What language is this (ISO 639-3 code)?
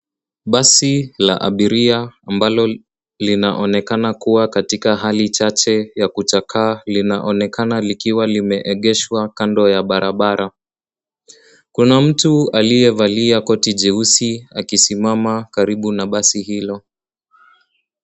swa